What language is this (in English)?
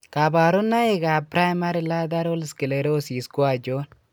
Kalenjin